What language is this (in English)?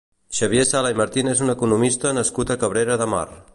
Catalan